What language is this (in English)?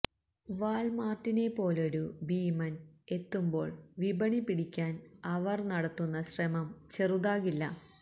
Malayalam